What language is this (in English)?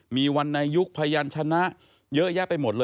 Thai